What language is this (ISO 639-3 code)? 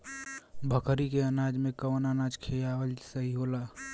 bho